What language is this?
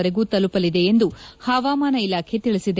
Kannada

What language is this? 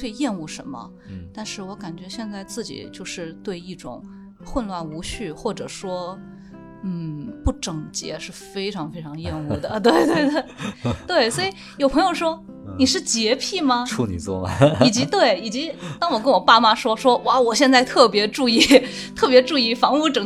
Chinese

